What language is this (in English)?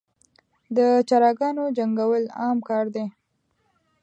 Pashto